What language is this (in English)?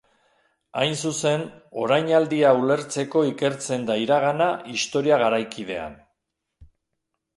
Basque